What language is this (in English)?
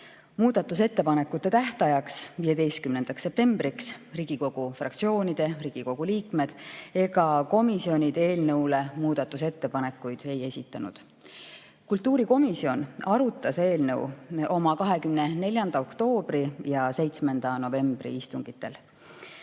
Estonian